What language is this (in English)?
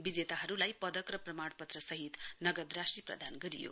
Nepali